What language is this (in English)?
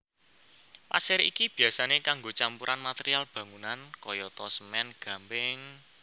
Javanese